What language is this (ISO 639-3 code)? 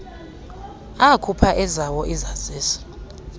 xho